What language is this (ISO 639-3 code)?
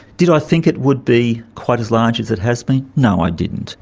eng